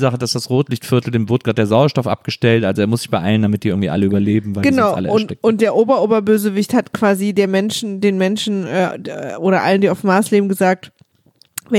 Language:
German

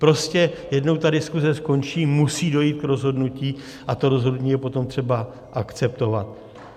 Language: Czech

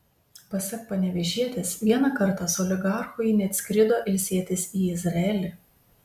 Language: Lithuanian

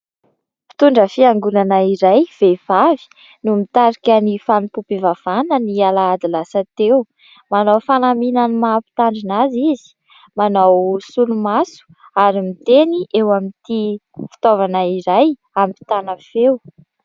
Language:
Malagasy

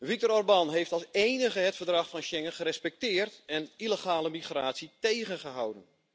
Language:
Dutch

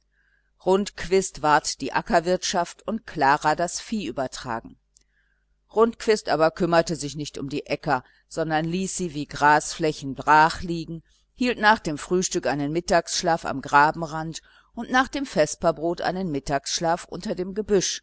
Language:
German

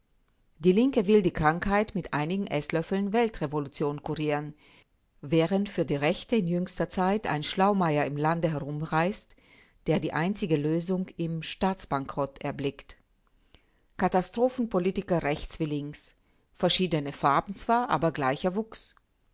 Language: German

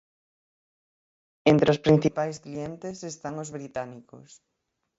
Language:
Galician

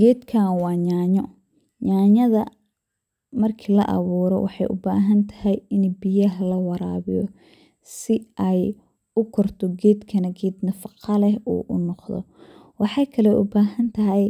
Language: Somali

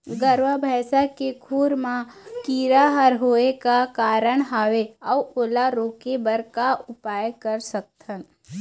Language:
Chhattisgarhi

